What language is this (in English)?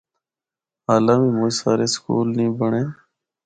Northern Hindko